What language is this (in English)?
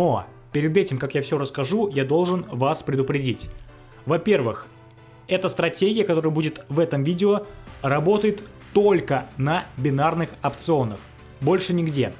Russian